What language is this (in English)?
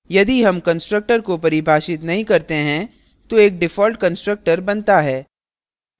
Hindi